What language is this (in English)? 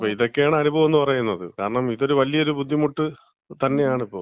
Malayalam